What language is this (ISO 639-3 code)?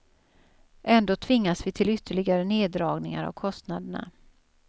swe